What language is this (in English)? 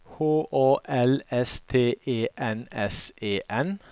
Norwegian